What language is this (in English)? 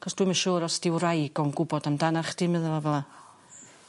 Welsh